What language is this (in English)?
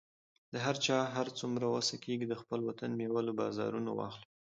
Pashto